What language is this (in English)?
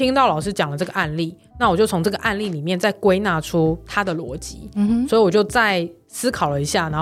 Chinese